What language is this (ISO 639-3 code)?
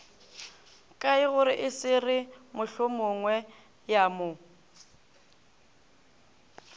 nso